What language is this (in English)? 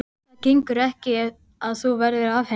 Icelandic